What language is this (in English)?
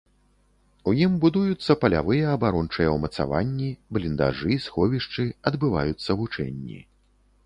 Belarusian